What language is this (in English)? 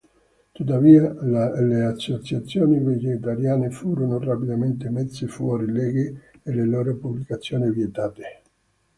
Italian